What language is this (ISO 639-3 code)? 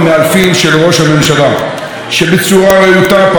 heb